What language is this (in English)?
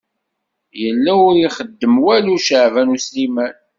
Kabyle